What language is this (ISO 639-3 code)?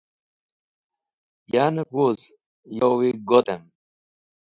wbl